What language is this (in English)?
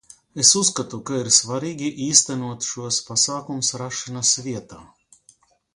Latvian